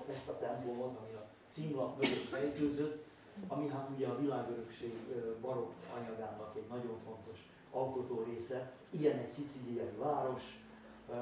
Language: Hungarian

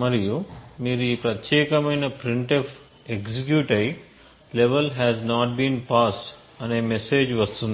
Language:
Telugu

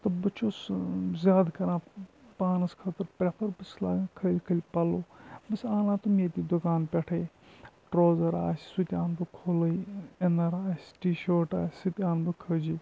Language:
Kashmiri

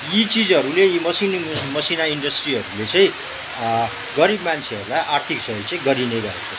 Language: Nepali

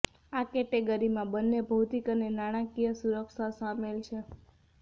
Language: Gujarati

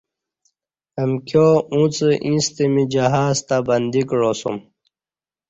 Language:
Kati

